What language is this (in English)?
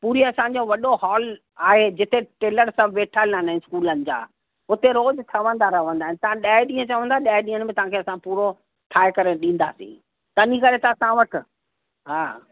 Sindhi